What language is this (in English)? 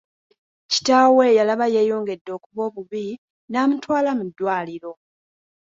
Ganda